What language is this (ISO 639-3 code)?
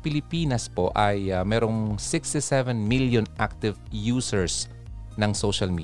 fil